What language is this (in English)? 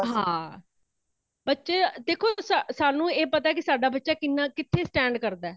Punjabi